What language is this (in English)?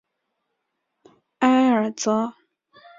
Chinese